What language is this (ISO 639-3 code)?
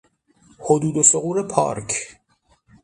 fas